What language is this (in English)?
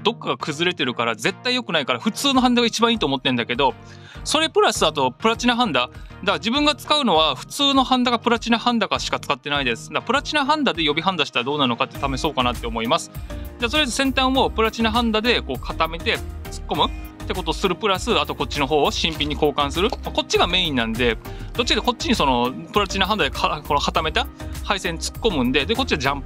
Japanese